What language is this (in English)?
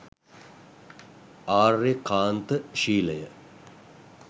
Sinhala